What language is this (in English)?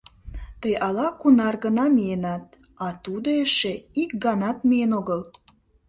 Mari